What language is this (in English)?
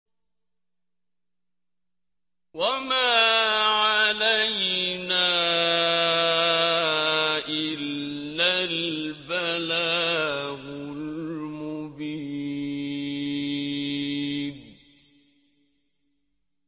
Arabic